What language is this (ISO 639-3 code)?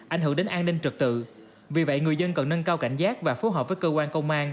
vie